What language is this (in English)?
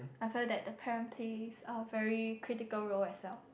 English